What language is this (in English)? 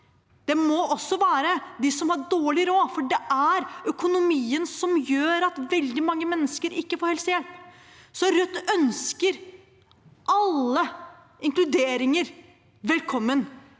Norwegian